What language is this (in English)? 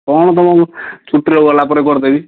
Odia